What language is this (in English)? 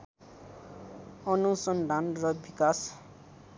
Nepali